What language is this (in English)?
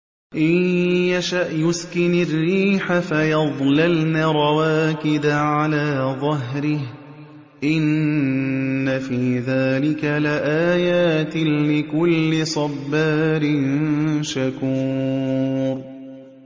Arabic